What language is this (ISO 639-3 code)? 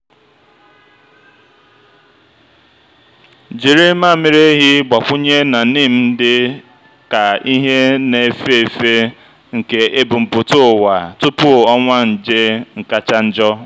ibo